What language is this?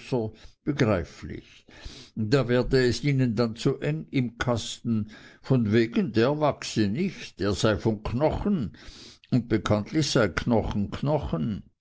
German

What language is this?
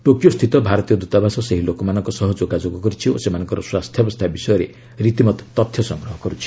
Odia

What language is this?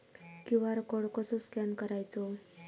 Marathi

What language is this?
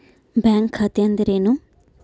Kannada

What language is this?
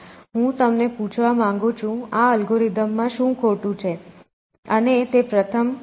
Gujarati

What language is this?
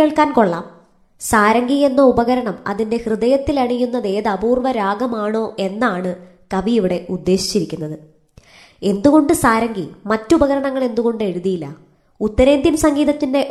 Malayalam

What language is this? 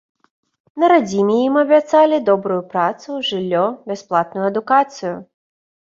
Belarusian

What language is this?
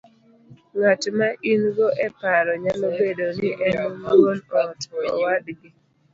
Luo (Kenya and Tanzania)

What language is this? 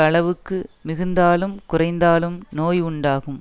Tamil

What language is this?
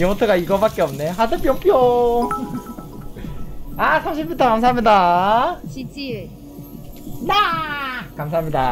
Korean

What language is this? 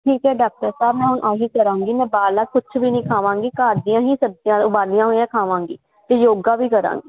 Punjabi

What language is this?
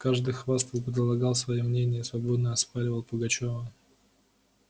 Russian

